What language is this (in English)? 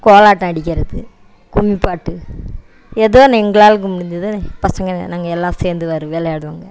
Tamil